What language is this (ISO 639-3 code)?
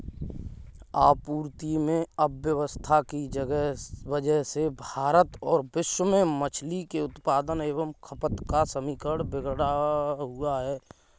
hin